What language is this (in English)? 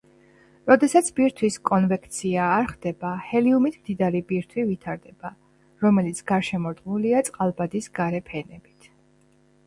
Georgian